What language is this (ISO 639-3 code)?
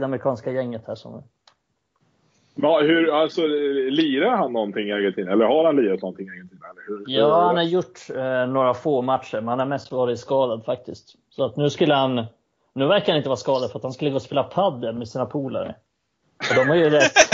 swe